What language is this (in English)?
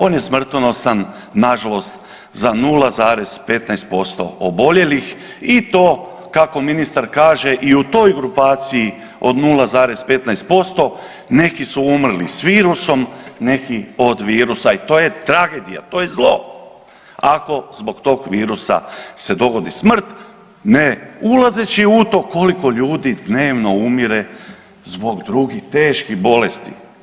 Croatian